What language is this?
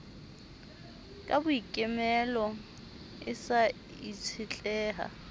Southern Sotho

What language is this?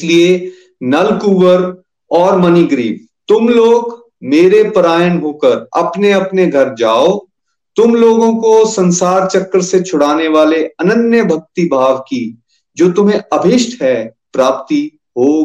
Hindi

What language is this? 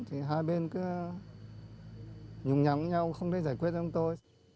Vietnamese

